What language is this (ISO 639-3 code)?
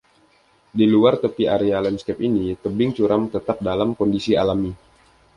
ind